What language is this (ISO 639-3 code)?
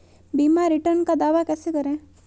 hin